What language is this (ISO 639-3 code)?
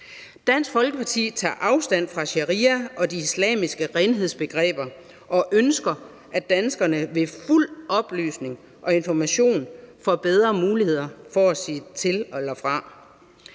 dan